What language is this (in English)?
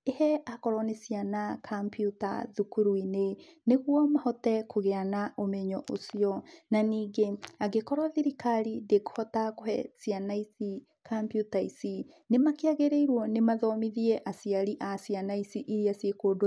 Kikuyu